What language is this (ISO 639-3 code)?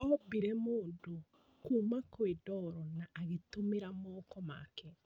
kik